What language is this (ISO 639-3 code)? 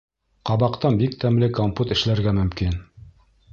bak